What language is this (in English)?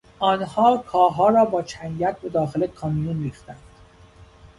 Persian